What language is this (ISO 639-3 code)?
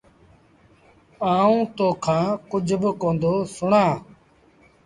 sbn